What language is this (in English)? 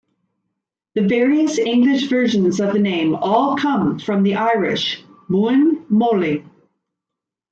English